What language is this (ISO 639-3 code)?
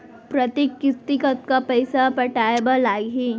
hne